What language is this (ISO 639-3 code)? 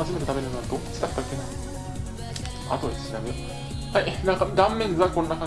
jpn